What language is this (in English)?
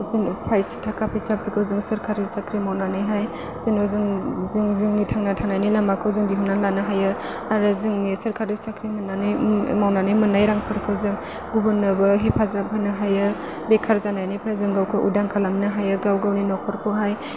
Bodo